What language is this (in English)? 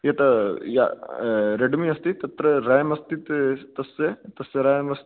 Sanskrit